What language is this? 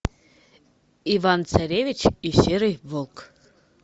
Russian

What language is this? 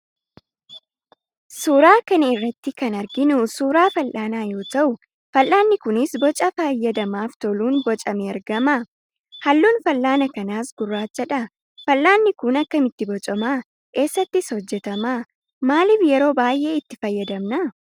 Oromo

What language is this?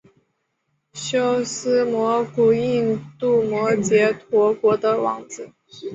Chinese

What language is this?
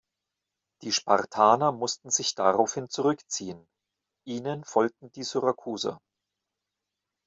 German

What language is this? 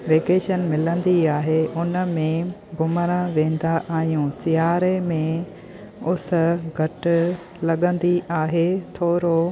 Sindhi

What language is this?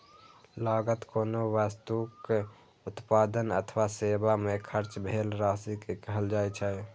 Maithili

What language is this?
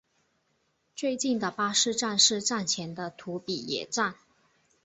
Chinese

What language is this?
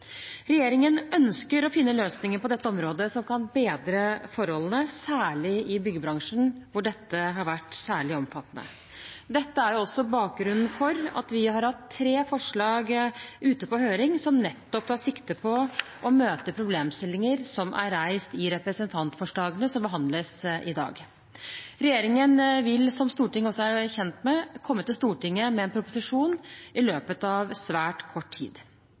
Norwegian Bokmål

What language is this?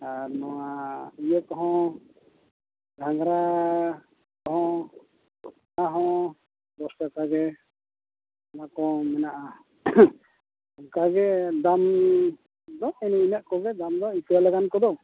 Santali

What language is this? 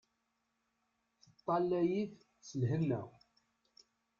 Kabyle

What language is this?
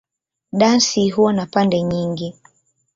Swahili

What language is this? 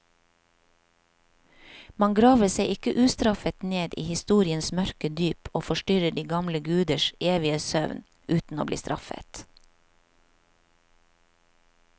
Norwegian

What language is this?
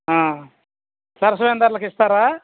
Telugu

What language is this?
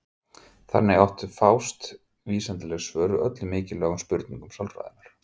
Icelandic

